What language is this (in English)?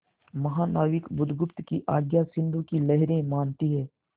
Hindi